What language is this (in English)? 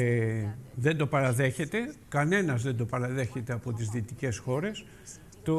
Greek